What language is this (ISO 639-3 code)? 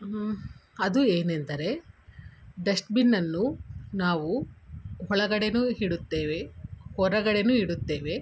kan